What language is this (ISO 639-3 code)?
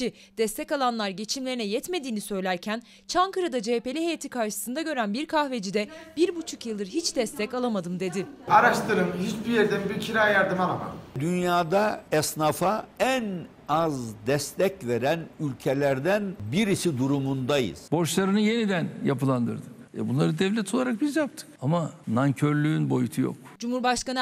tur